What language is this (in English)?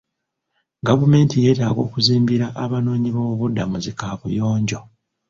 Ganda